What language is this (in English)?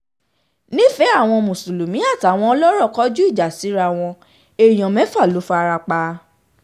Yoruba